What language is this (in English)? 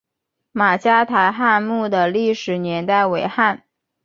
Chinese